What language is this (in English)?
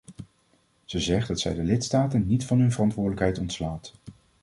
Dutch